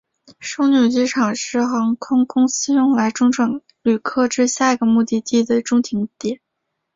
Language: Chinese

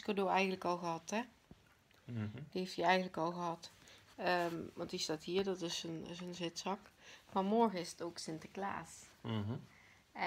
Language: Dutch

